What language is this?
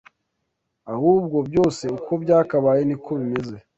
Kinyarwanda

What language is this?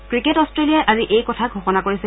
Assamese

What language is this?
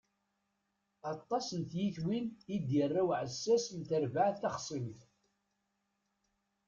Kabyle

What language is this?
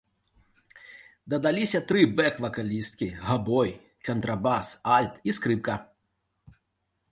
Belarusian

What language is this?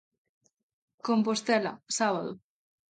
Galician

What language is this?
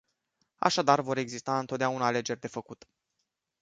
Romanian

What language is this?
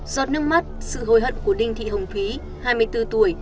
Vietnamese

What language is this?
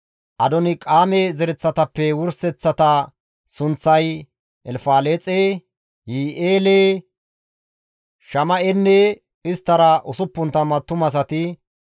Gamo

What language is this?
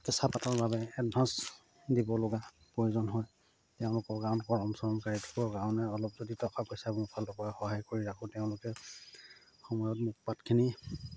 Assamese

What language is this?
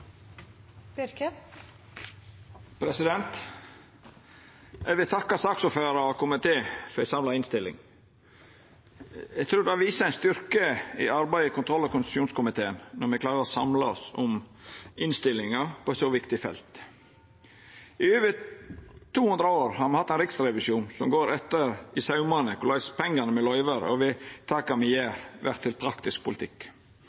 Norwegian Nynorsk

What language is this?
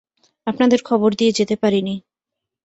Bangla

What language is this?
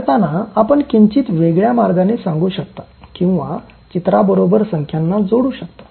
Marathi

